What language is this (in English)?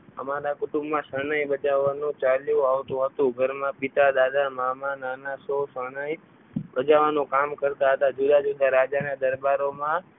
Gujarati